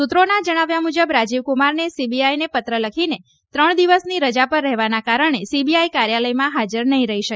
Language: Gujarati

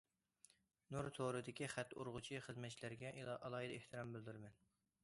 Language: Uyghur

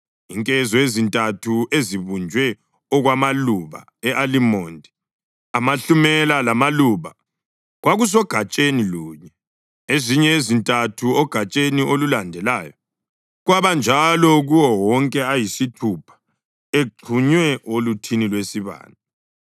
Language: North Ndebele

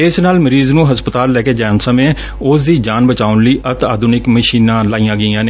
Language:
Punjabi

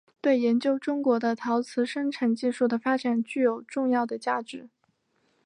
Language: Chinese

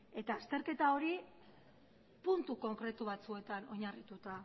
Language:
Basque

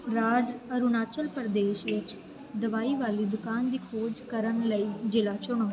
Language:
Punjabi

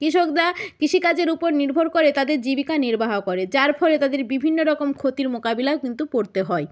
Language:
Bangla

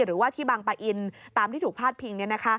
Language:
Thai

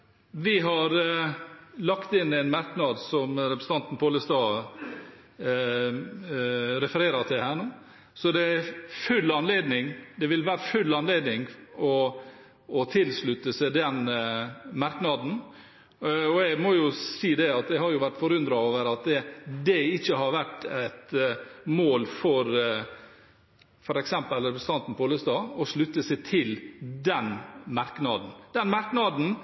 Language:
Norwegian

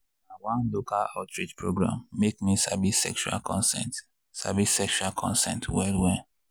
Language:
Nigerian Pidgin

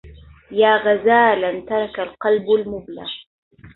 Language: Arabic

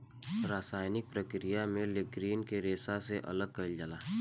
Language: Bhojpuri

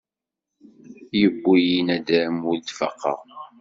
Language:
Kabyle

